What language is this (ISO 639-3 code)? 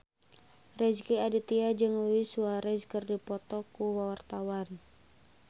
sun